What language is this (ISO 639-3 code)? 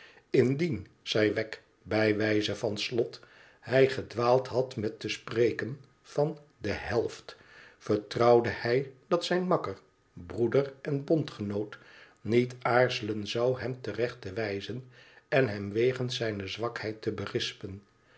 nld